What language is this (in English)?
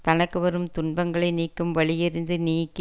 Tamil